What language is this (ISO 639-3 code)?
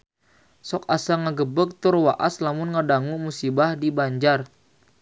sun